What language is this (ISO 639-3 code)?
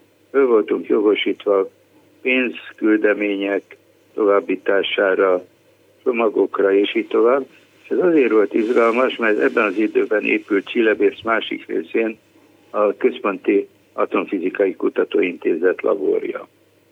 hun